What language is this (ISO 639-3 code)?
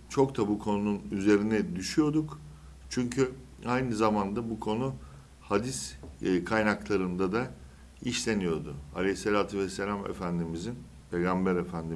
tur